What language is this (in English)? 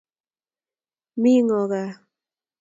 Kalenjin